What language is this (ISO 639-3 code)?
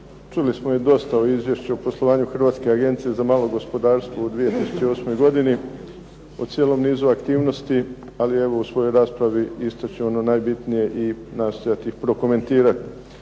hrv